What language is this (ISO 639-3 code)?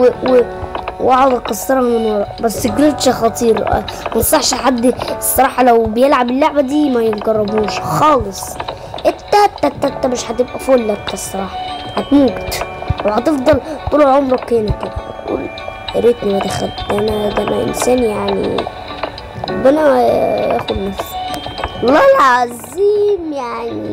ara